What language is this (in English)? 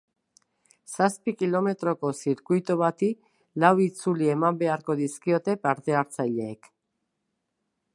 Basque